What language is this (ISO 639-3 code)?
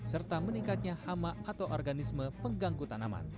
ind